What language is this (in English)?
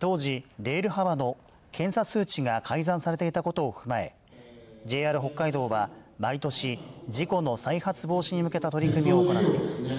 Japanese